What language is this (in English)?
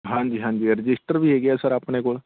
Punjabi